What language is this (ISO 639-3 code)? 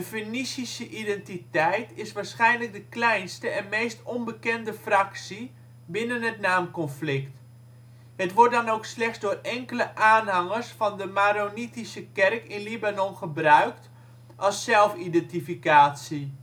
nld